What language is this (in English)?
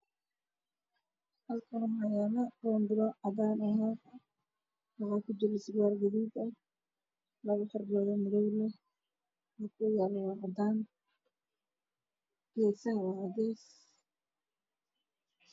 Somali